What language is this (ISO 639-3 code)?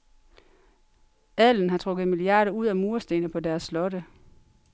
dan